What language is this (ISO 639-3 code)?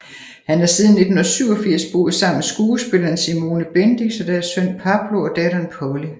dan